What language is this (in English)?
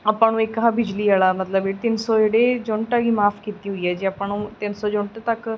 Punjabi